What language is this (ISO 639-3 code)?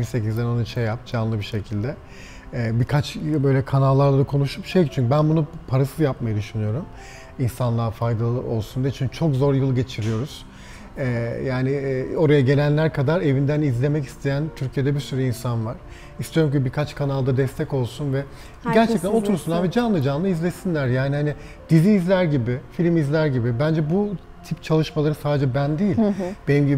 tur